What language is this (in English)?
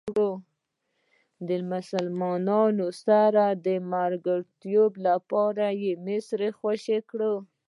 Pashto